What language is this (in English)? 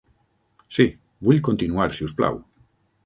Catalan